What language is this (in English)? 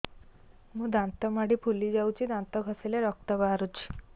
Odia